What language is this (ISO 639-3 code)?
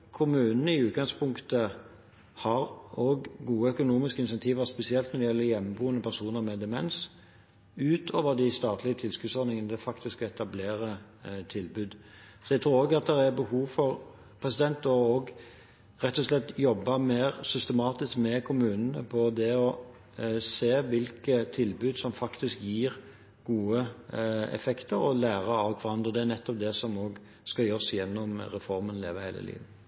nob